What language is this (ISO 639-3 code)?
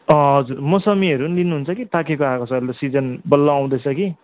nep